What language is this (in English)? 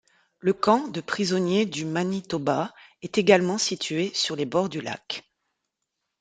French